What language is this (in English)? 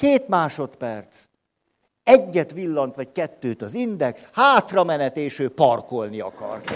Hungarian